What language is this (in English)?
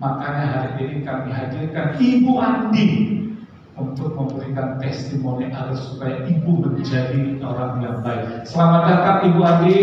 Indonesian